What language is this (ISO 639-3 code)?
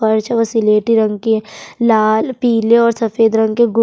hin